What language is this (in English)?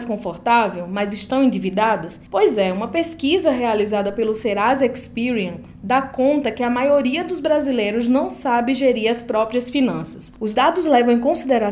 Portuguese